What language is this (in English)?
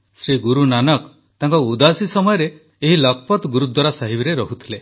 Odia